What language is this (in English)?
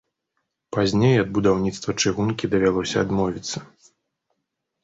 Belarusian